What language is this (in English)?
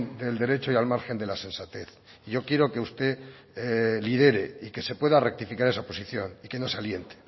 Spanish